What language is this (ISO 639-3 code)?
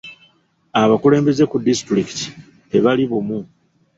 lug